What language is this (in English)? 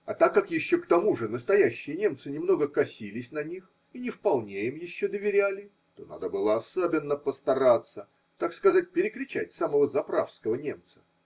Russian